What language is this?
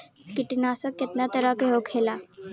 Bhojpuri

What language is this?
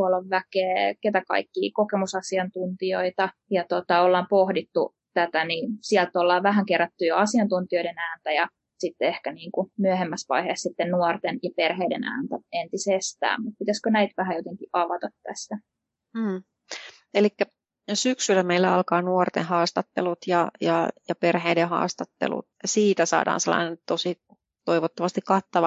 Finnish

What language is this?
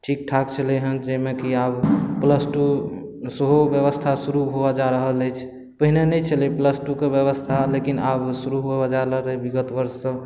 Maithili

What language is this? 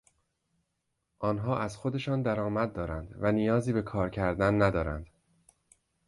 Persian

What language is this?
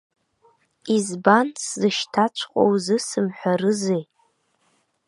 Abkhazian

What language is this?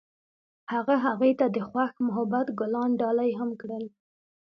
Pashto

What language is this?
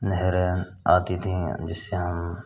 Hindi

